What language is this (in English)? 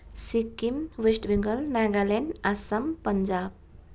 Nepali